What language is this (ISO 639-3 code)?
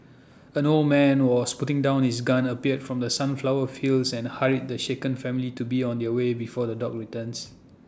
eng